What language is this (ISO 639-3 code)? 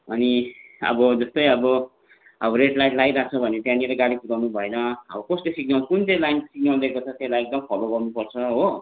nep